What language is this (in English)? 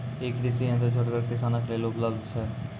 Maithili